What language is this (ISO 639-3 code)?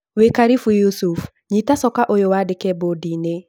kik